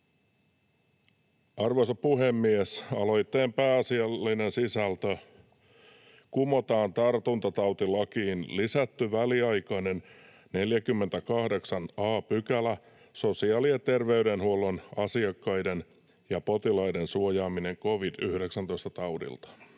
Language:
Finnish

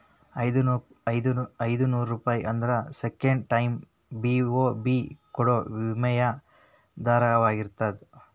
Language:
Kannada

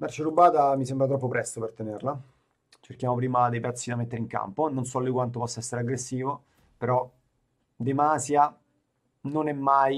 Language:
Italian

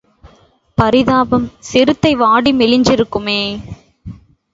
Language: Tamil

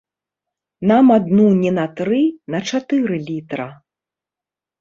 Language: Belarusian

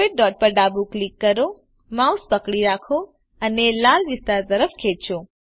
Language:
Gujarati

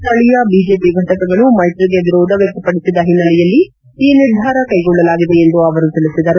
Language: Kannada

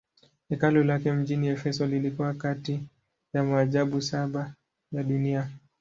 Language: Swahili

